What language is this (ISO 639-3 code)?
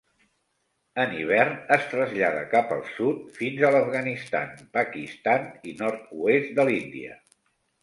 cat